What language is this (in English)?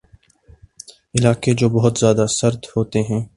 Urdu